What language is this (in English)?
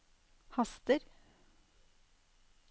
Norwegian